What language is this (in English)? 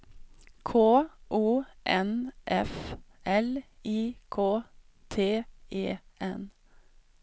Swedish